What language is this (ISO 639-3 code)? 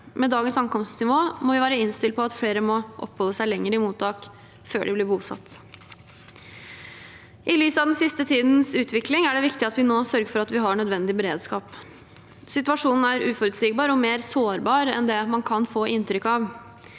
nor